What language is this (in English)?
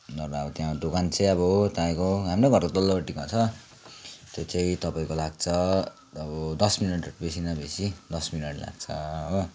Nepali